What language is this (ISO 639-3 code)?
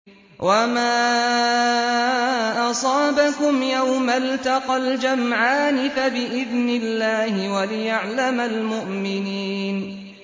ara